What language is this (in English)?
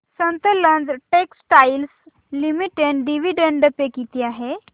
Marathi